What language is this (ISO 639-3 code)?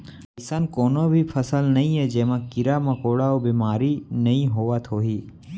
hne